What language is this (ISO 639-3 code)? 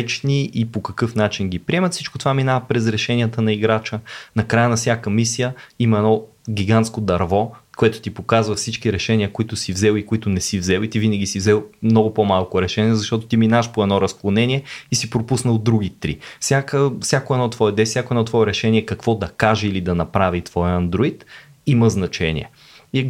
bul